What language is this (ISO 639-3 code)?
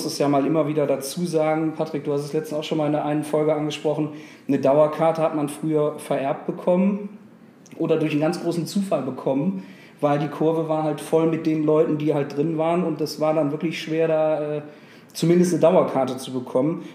deu